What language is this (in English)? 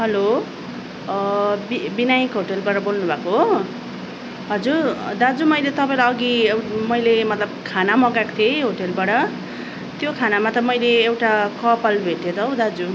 Nepali